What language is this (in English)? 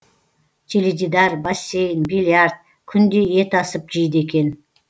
Kazakh